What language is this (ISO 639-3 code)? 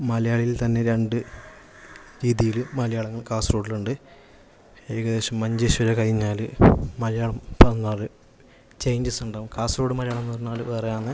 mal